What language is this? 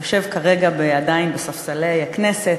Hebrew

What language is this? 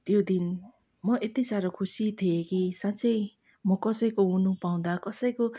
Nepali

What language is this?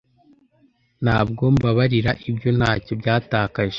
Kinyarwanda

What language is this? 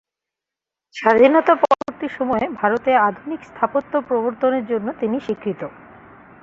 Bangla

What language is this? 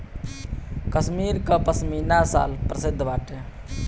Bhojpuri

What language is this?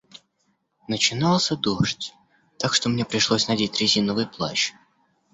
Russian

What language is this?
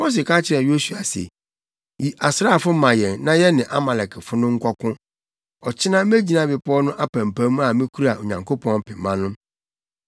Akan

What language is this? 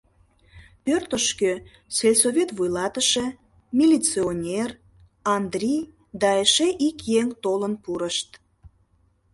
Mari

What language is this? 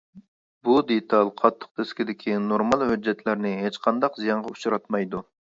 Uyghur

